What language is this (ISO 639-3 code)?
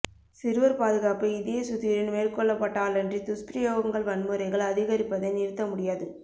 tam